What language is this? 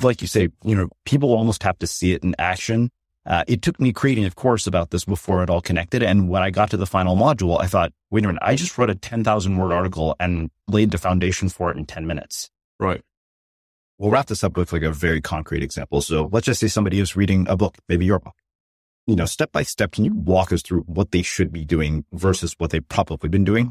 English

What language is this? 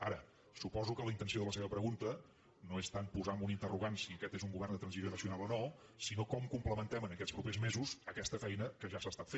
Catalan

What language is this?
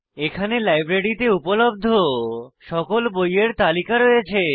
Bangla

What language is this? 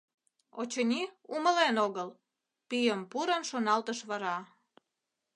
Mari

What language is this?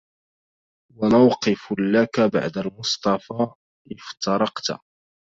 Arabic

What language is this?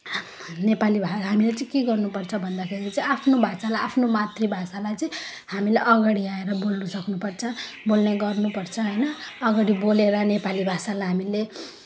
Nepali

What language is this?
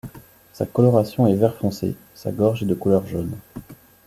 French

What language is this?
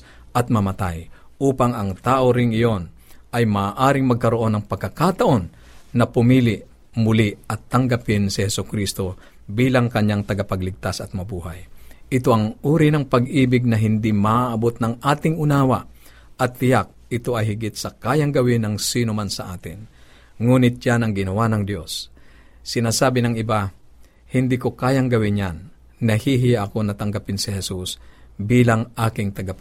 Filipino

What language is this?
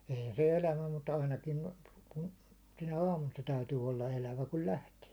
Finnish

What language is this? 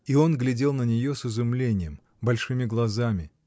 Russian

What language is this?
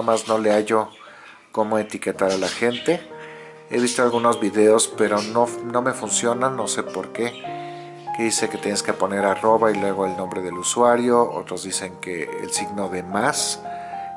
Spanish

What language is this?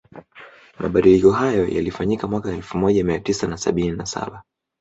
Swahili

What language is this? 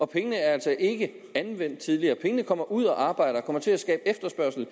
Danish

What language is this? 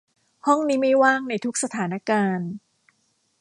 Thai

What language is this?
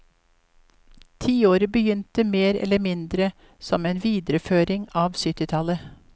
Norwegian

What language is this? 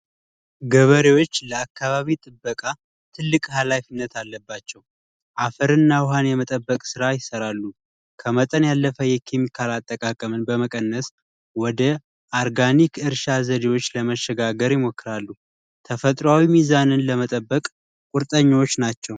Amharic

